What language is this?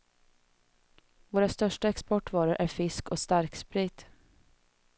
Swedish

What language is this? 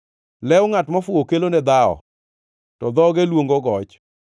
Luo (Kenya and Tanzania)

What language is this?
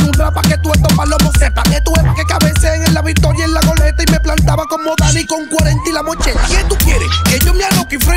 Spanish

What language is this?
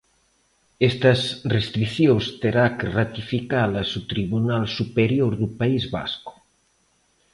Galician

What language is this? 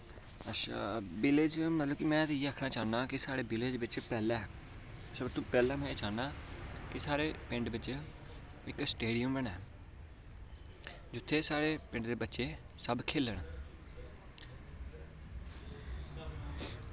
Dogri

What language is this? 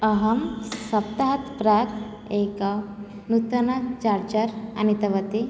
Sanskrit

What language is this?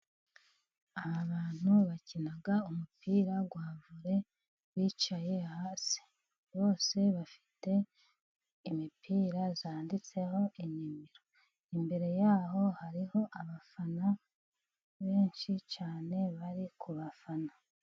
Kinyarwanda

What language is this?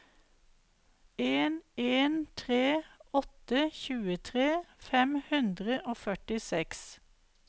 Norwegian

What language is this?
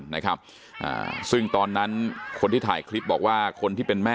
Thai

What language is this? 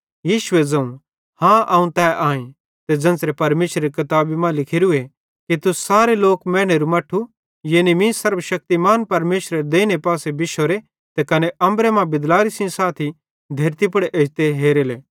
Bhadrawahi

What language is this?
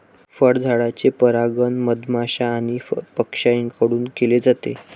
Marathi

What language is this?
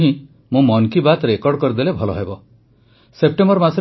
Odia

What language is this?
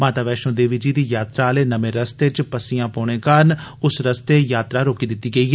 Dogri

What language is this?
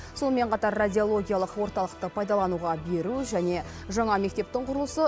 Kazakh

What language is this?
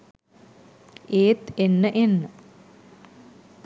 Sinhala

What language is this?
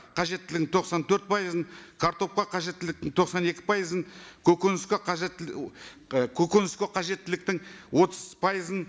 Kazakh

